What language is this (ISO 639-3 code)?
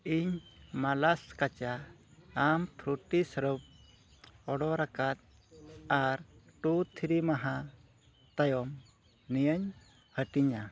sat